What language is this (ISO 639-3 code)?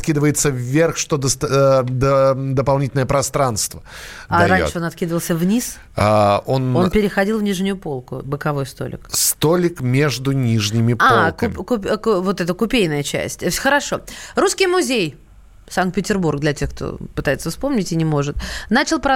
rus